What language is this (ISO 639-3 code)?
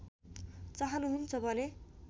nep